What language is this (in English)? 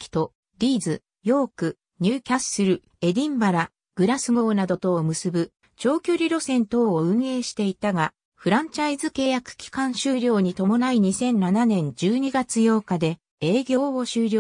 Japanese